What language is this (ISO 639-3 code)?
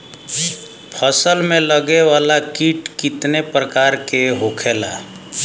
bho